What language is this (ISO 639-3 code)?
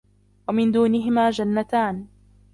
ara